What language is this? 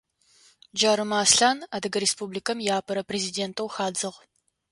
Adyghe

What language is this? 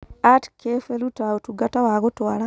Kikuyu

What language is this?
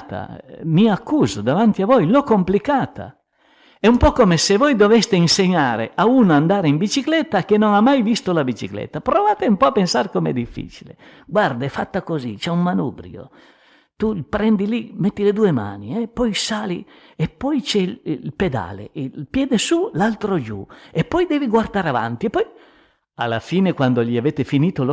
Italian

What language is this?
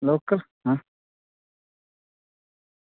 Dogri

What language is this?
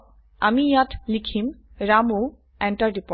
Assamese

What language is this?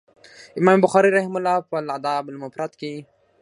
Pashto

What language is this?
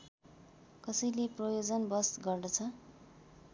Nepali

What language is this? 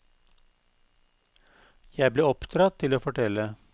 Norwegian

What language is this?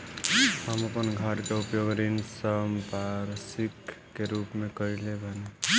Bhojpuri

